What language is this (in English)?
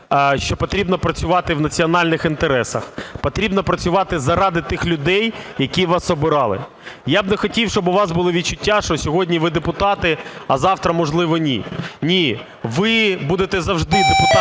Ukrainian